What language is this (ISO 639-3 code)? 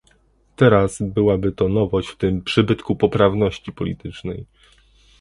pol